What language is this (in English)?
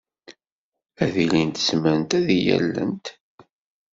Kabyle